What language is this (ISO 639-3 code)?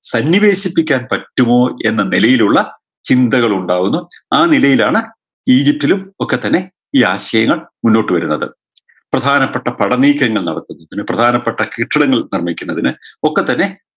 mal